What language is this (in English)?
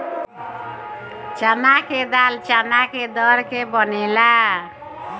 Bhojpuri